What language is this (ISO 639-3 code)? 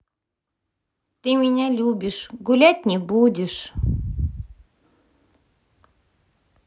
rus